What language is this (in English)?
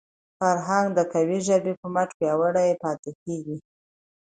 Pashto